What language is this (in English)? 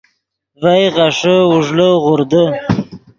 Yidgha